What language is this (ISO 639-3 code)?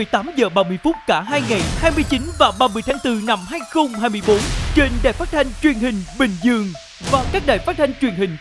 vie